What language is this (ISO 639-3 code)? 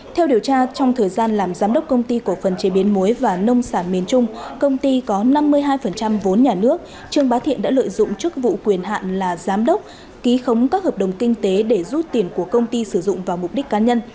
vie